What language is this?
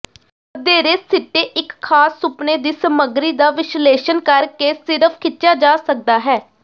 Punjabi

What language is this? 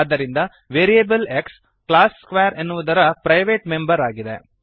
Kannada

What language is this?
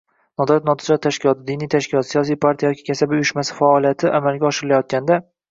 Uzbek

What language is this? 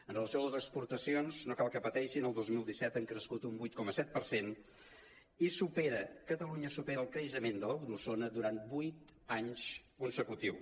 Catalan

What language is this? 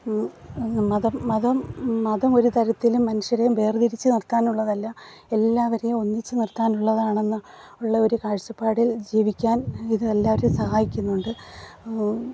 Malayalam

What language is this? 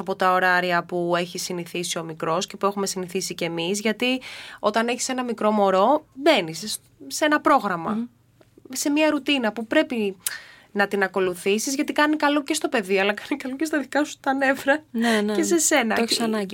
Greek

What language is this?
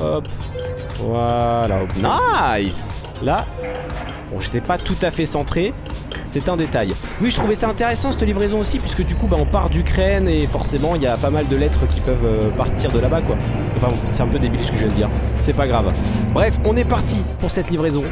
French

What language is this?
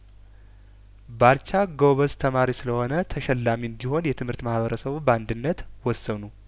Amharic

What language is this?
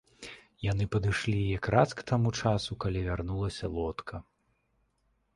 Belarusian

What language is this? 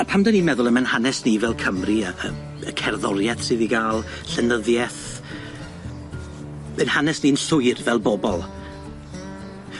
Welsh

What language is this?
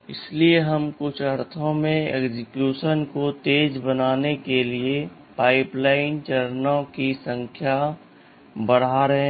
Hindi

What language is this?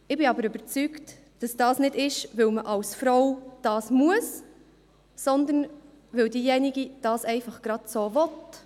Swiss German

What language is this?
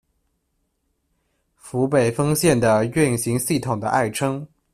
Chinese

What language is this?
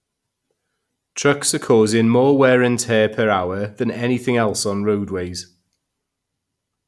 English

